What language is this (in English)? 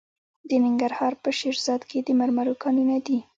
Pashto